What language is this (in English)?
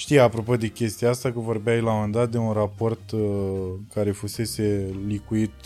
Romanian